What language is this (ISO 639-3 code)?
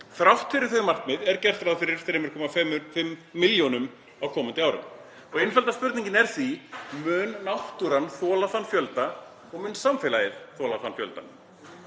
isl